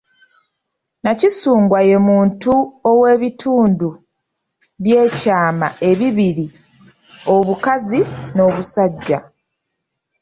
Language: Ganda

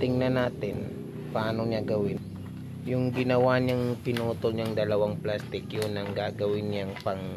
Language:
Filipino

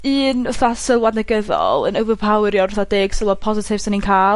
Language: Welsh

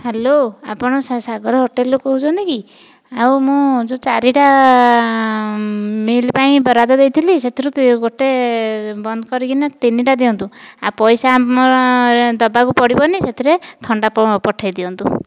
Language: Odia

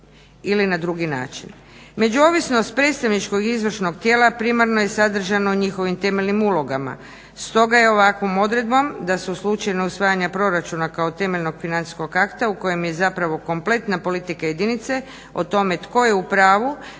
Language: Croatian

